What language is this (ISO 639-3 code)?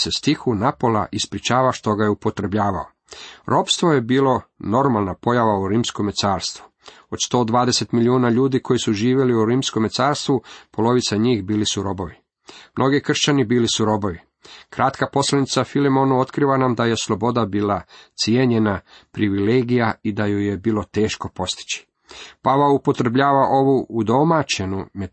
hrv